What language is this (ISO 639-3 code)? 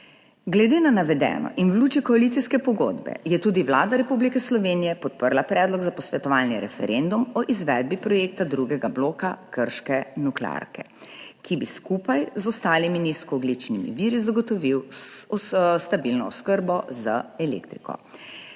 slv